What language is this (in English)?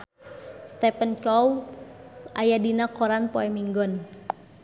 Sundanese